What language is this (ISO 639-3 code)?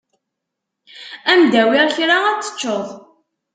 kab